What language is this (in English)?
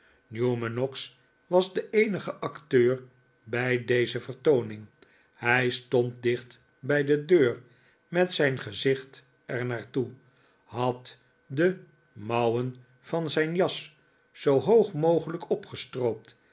Dutch